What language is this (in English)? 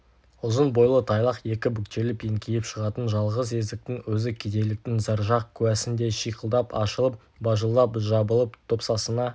Kazakh